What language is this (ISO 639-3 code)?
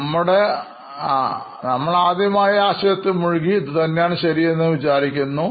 mal